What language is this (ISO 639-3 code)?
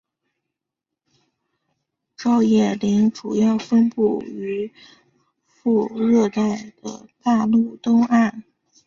zho